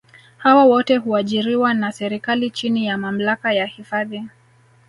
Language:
Swahili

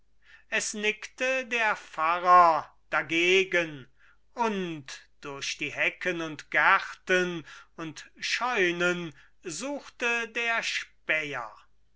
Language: German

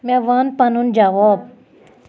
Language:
Kashmiri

